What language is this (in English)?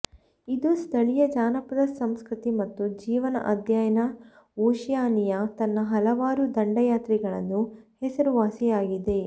Kannada